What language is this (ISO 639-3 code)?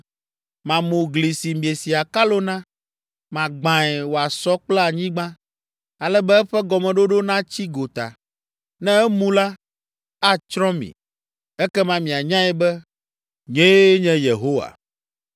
ewe